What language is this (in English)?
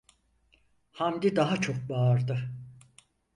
Turkish